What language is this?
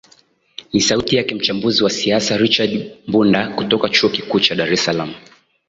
Swahili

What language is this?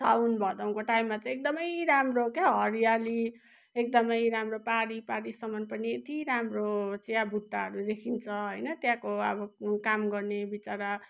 Nepali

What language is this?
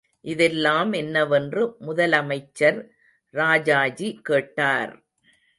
Tamil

